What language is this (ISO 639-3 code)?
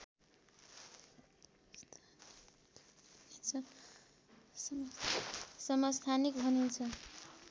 nep